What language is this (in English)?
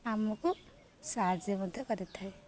Odia